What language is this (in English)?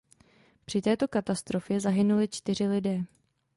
Czech